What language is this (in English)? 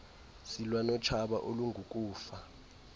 Xhosa